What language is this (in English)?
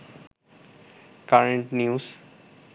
Bangla